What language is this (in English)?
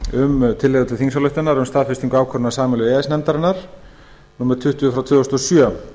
Icelandic